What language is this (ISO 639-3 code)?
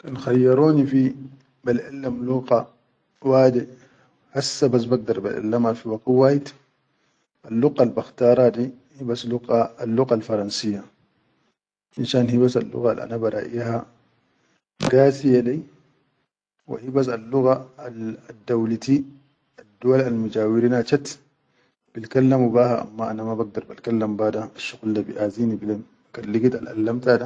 shu